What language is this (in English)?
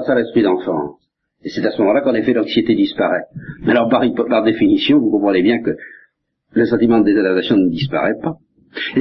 French